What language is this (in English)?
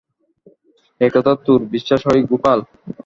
Bangla